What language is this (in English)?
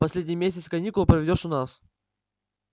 Russian